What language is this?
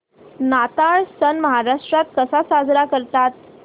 Marathi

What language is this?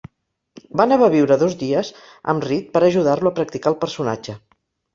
Catalan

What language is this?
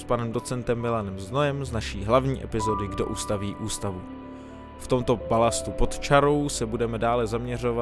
Czech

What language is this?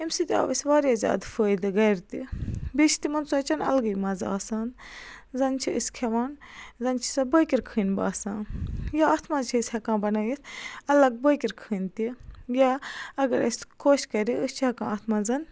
Kashmiri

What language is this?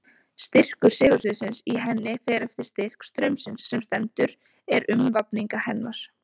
Icelandic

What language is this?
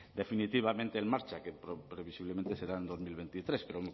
Spanish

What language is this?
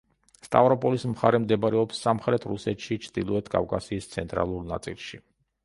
Georgian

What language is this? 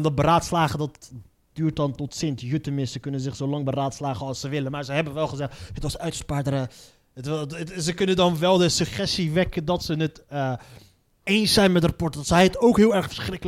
Dutch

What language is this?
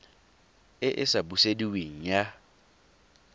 Tswana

